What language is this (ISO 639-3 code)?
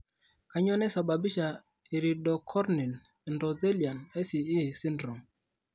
mas